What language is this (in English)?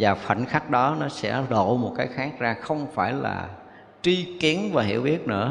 Vietnamese